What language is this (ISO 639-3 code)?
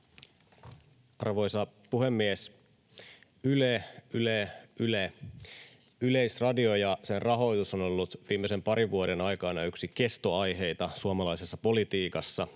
fin